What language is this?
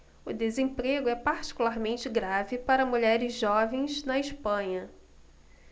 Portuguese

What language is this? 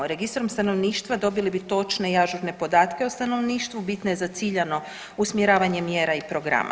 Croatian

